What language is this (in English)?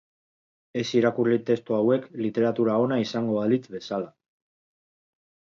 Basque